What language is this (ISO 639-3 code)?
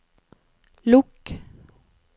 nor